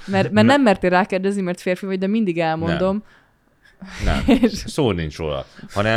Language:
Hungarian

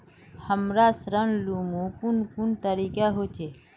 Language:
Magahi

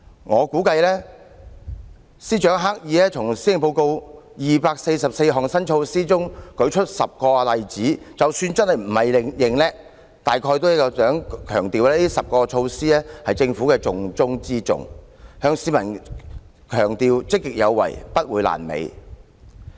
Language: Cantonese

